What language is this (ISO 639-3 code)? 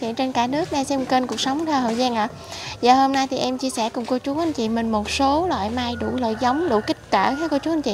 vie